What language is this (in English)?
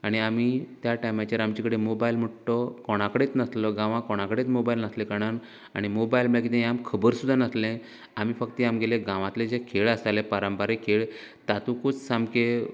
Konkani